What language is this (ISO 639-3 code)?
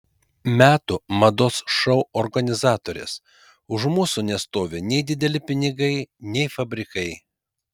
lit